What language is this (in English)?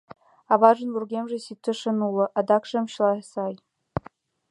Mari